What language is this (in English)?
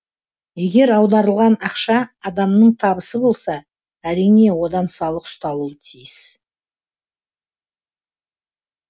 Kazakh